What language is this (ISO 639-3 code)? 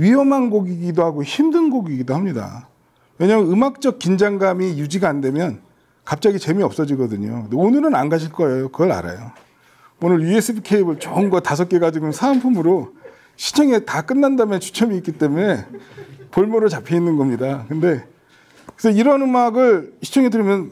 kor